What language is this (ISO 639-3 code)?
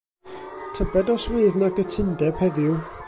cym